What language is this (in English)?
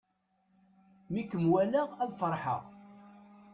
Kabyle